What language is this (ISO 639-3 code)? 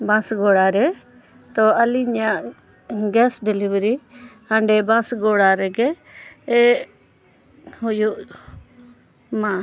sat